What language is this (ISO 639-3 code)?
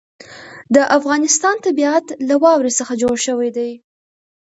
pus